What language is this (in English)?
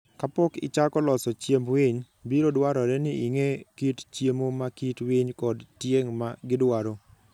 Luo (Kenya and Tanzania)